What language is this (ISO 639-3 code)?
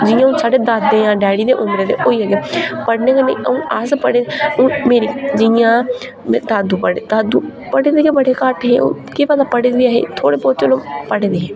doi